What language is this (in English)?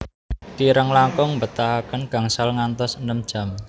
Javanese